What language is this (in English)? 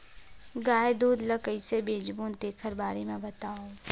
Chhattisgarhi